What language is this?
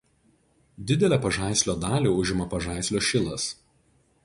Lithuanian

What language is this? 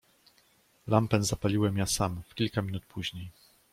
Polish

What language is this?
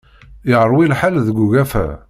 Kabyle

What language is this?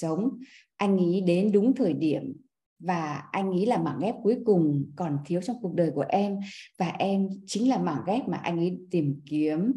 Vietnamese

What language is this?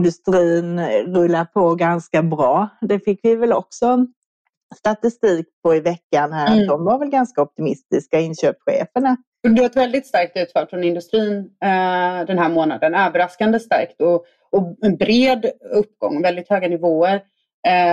Swedish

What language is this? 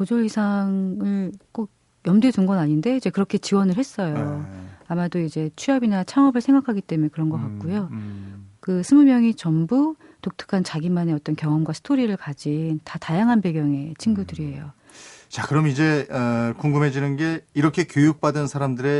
Korean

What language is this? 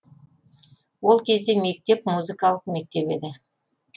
Kazakh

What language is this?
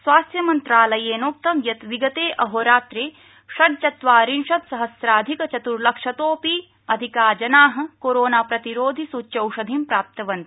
Sanskrit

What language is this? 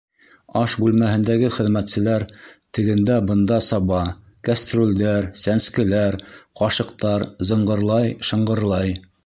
Bashkir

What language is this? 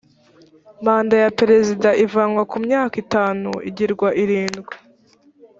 Kinyarwanda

